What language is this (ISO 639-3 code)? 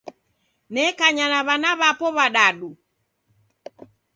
dav